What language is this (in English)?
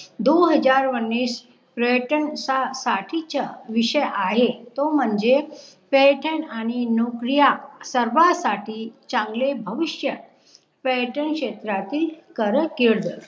Marathi